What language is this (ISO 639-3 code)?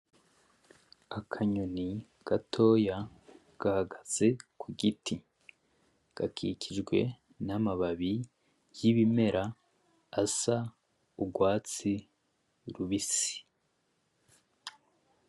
run